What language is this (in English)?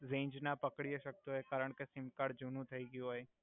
Gujarati